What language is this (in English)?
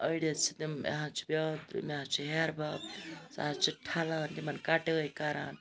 Kashmiri